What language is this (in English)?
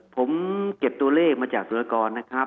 Thai